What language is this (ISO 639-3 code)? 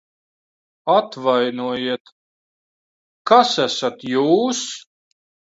lav